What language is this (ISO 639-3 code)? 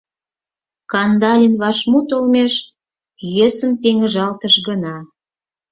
chm